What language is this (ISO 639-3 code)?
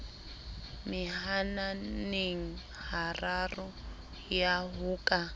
sot